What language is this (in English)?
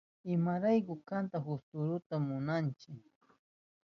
Southern Pastaza Quechua